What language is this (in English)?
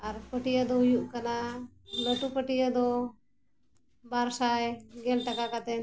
Santali